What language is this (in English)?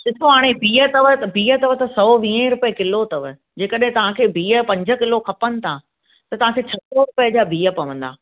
Sindhi